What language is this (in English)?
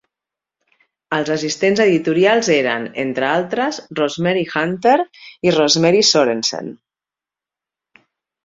Catalan